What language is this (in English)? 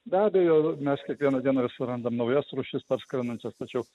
Lithuanian